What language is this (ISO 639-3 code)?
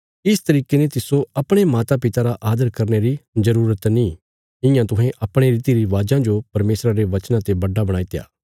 kfs